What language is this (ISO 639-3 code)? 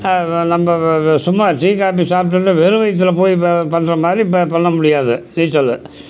tam